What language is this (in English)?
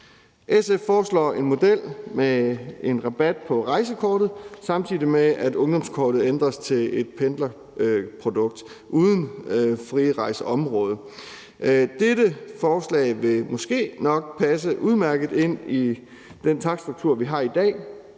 Danish